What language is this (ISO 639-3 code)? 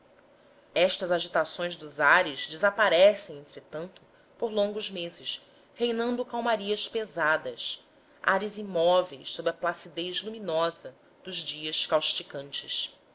por